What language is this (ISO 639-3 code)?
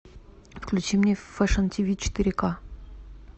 rus